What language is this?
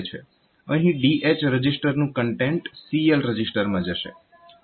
Gujarati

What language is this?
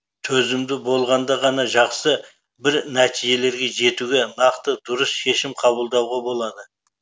Kazakh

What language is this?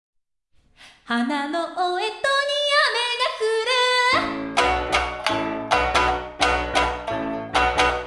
Indonesian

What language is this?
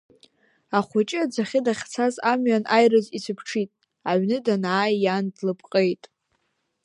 Abkhazian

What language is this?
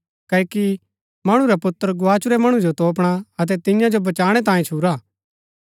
Gaddi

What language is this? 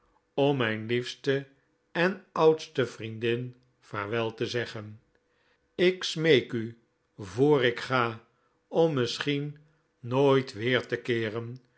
Dutch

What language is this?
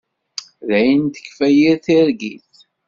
Kabyle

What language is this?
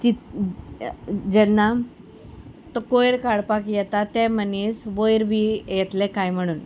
Konkani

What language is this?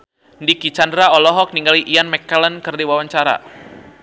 Sundanese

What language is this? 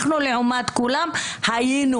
Hebrew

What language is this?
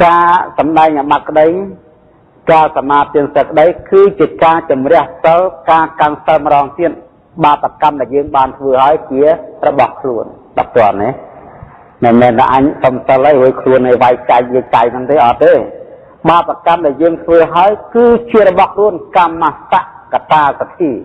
Thai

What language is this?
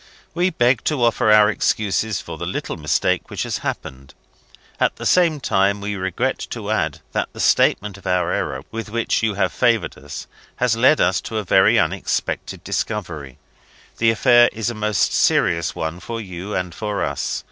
English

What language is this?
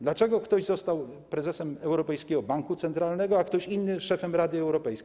Polish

